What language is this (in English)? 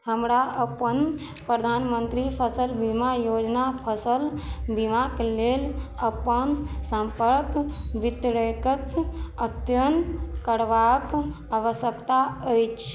Maithili